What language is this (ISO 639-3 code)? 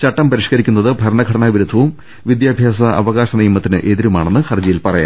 mal